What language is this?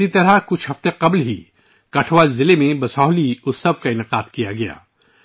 Urdu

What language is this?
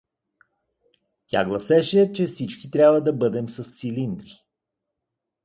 Bulgarian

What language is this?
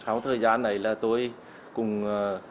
Vietnamese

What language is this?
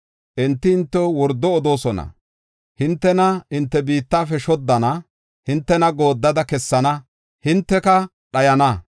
Gofa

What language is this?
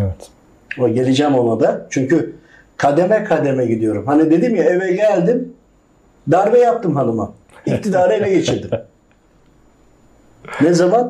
Turkish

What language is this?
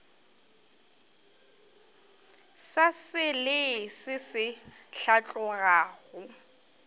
Northern Sotho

